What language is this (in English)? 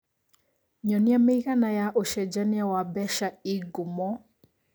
Kikuyu